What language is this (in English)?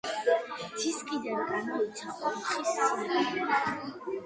Georgian